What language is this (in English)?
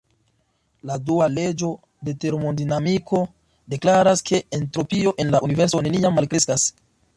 Esperanto